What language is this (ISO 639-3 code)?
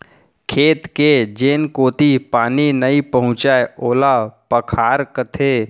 hne